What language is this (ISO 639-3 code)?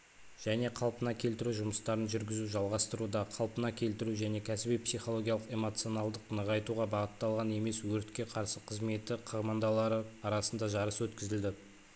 kaz